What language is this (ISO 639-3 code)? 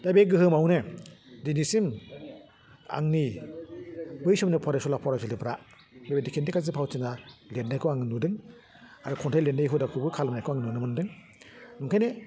brx